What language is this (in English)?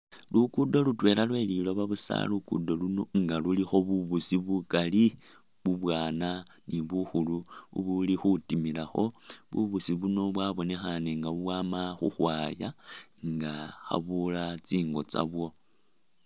Masaaba